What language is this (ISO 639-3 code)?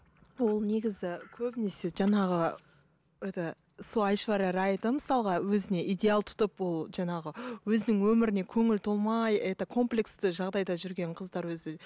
kaz